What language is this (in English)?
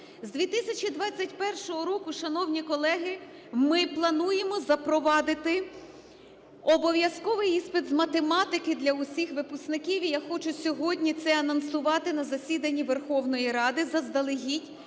Ukrainian